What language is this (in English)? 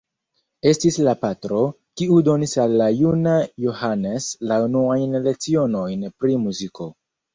Esperanto